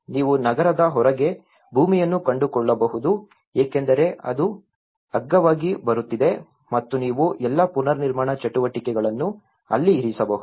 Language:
Kannada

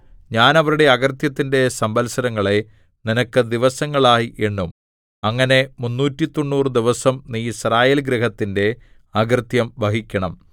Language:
Malayalam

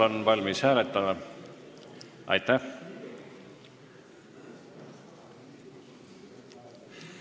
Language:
Estonian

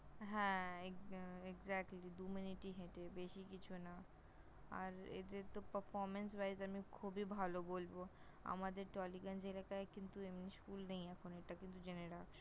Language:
Bangla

